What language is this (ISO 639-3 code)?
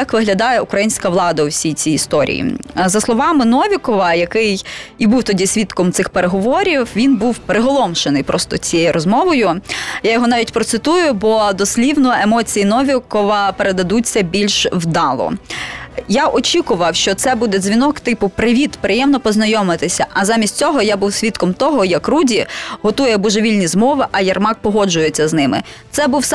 ukr